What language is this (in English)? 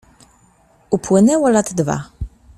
Polish